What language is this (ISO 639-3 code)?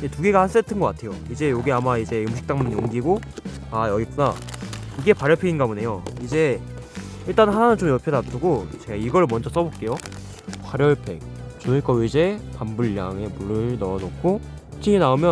kor